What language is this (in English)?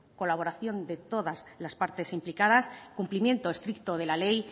Spanish